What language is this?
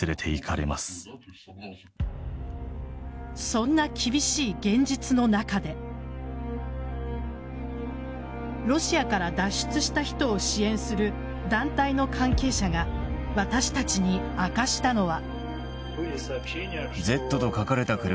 Japanese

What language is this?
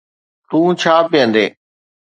Sindhi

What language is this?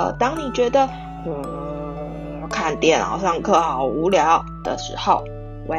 Chinese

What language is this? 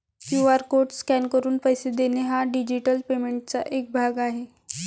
Marathi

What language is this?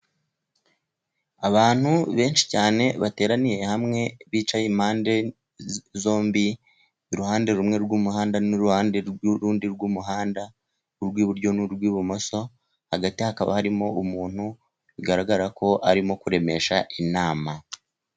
Kinyarwanda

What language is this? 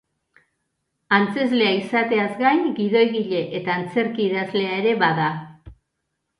Basque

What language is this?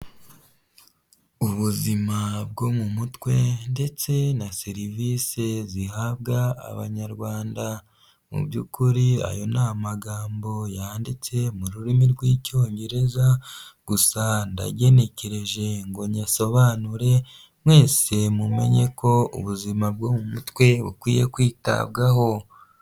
Kinyarwanda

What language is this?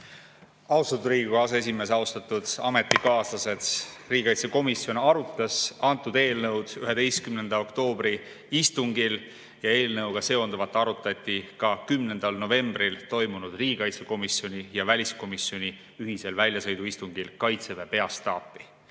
Estonian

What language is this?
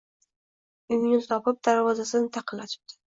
Uzbek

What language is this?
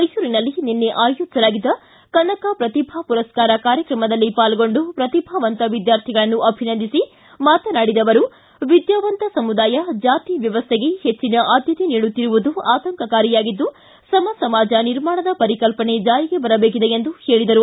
Kannada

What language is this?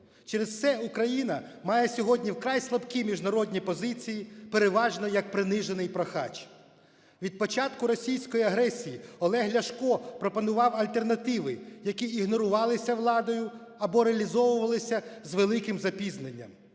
Ukrainian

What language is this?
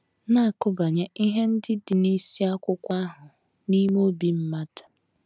Igbo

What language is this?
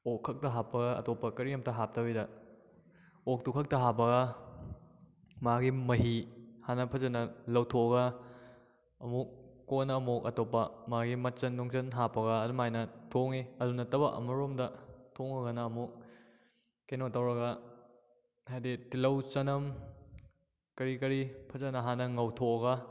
Manipuri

